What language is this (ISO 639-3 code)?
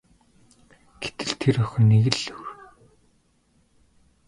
mon